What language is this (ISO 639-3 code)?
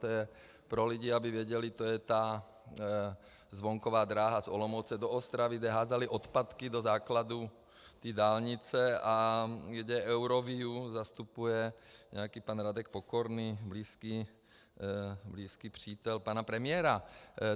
ces